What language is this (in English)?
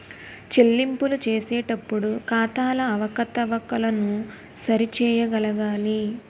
Telugu